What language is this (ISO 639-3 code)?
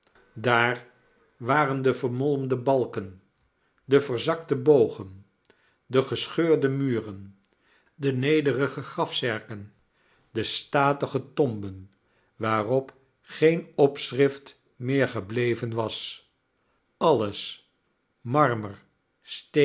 nld